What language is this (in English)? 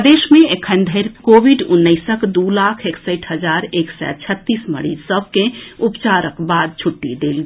Maithili